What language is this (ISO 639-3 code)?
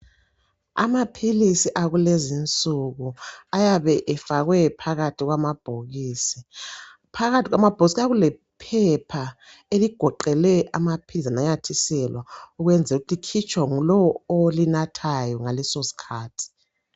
nde